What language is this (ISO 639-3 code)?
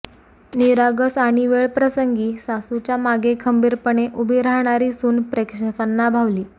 mar